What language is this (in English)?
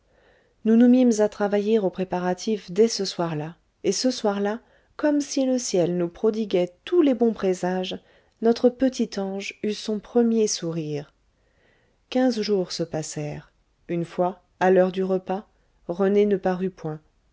French